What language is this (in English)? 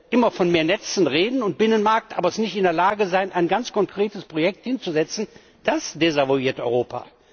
German